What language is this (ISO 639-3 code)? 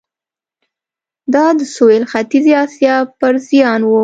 pus